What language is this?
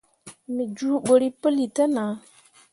Mundang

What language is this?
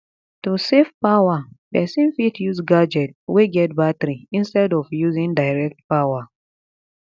Nigerian Pidgin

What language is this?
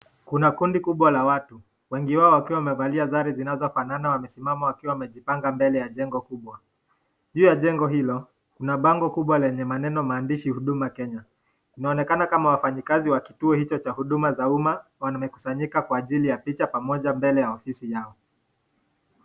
Swahili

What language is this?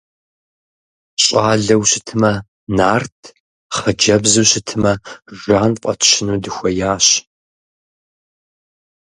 Kabardian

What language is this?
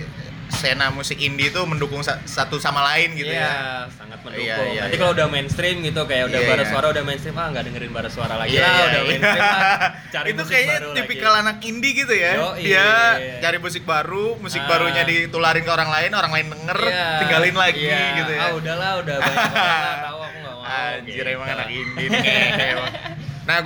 Indonesian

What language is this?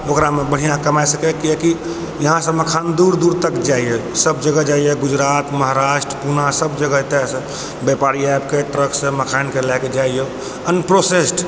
Maithili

